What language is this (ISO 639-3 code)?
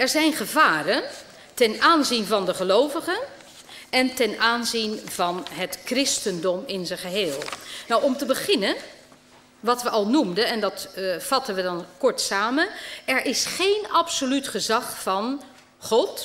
nld